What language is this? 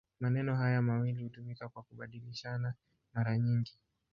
Swahili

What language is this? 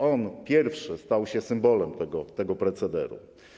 Polish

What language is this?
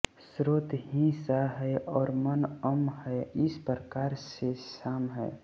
Hindi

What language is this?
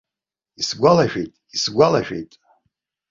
Abkhazian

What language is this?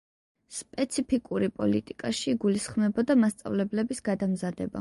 Georgian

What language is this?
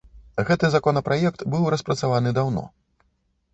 Belarusian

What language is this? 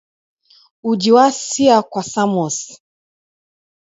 Taita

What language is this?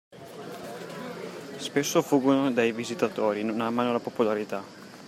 Italian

